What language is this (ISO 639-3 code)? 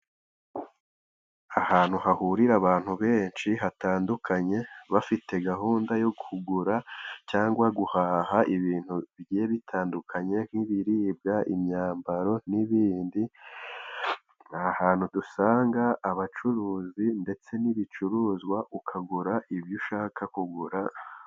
kin